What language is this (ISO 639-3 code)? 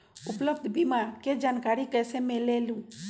mag